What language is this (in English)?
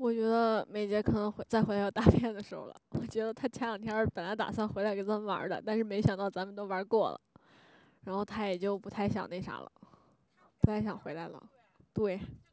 Chinese